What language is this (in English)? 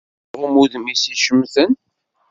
Kabyle